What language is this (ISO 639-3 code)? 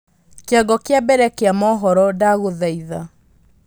kik